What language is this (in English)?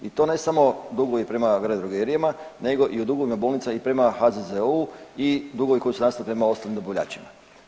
Croatian